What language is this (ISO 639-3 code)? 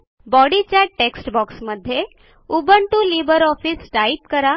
mar